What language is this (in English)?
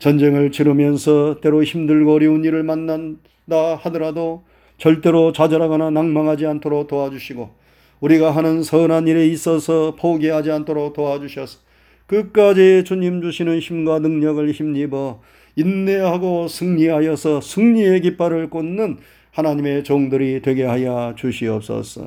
Korean